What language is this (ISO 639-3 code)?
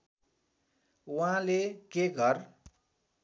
nep